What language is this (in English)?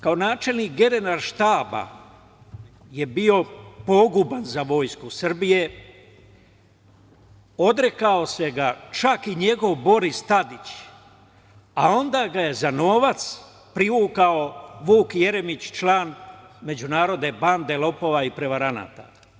Serbian